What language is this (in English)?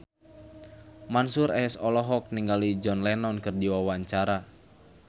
Sundanese